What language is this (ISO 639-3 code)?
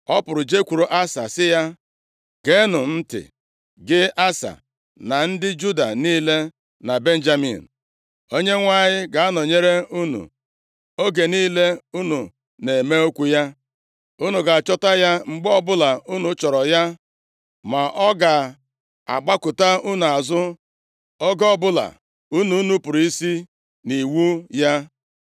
ibo